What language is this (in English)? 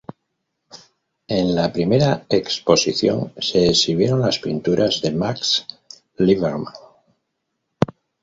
Spanish